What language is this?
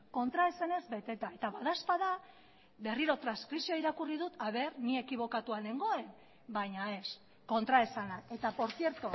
Basque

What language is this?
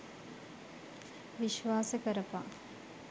Sinhala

